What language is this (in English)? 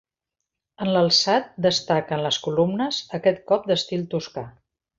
Catalan